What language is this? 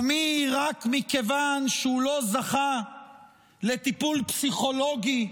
Hebrew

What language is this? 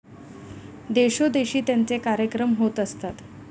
Marathi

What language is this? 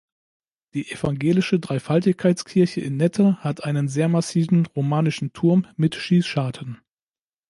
German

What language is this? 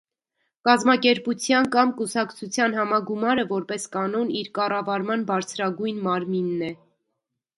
Armenian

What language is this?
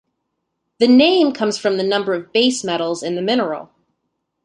English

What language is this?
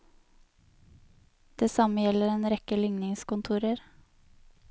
Norwegian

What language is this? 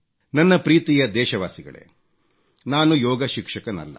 Kannada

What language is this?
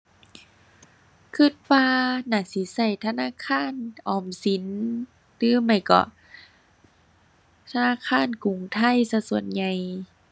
Thai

